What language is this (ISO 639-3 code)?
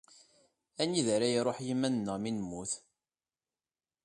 kab